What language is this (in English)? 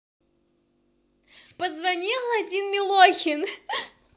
Russian